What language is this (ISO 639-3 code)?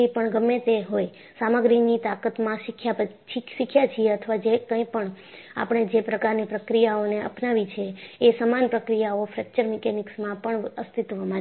guj